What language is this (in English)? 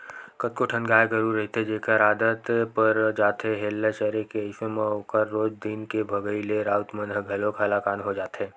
Chhattisgarhi